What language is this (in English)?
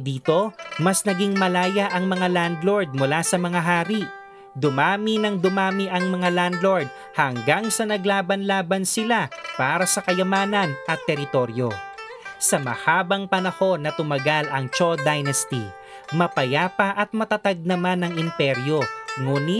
Filipino